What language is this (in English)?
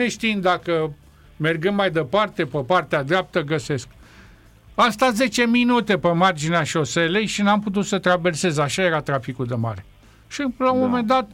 Romanian